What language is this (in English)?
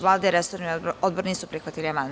Serbian